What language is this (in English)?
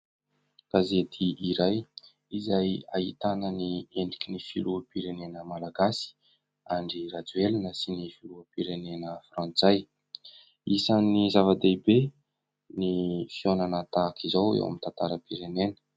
Malagasy